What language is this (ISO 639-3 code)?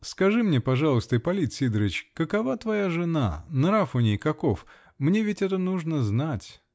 rus